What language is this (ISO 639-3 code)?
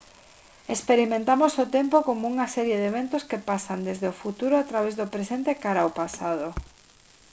glg